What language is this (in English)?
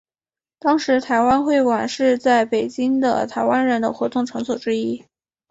Chinese